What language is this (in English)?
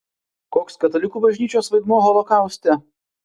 Lithuanian